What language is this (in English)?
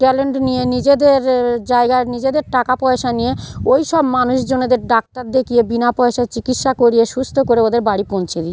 Bangla